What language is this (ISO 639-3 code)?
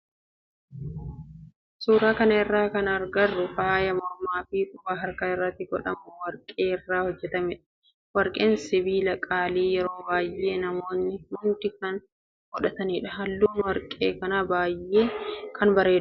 orm